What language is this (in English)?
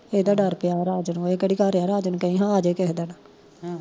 Punjabi